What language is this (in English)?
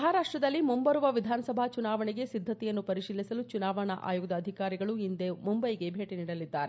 Kannada